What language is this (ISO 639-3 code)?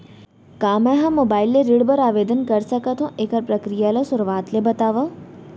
hne